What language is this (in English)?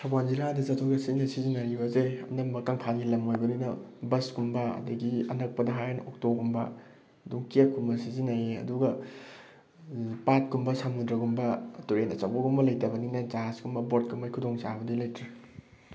Manipuri